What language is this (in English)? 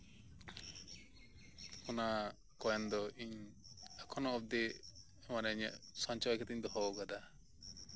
Santali